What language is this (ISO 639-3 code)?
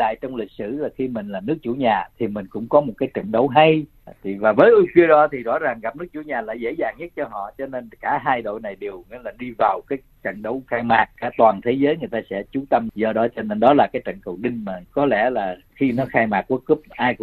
vie